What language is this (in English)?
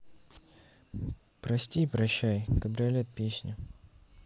Russian